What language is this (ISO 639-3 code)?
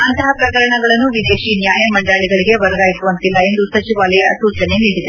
kan